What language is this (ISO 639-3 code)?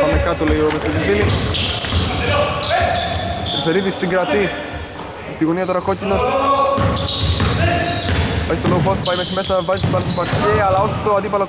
ell